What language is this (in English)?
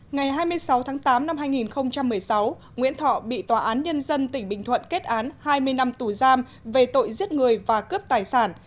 Vietnamese